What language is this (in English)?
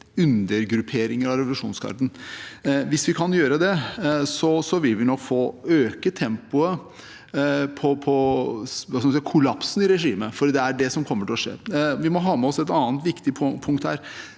Norwegian